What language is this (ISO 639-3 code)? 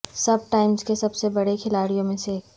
urd